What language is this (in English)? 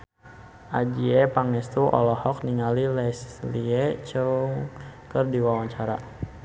Sundanese